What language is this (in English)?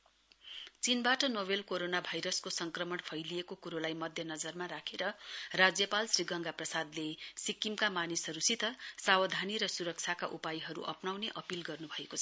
Nepali